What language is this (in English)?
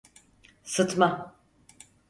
Turkish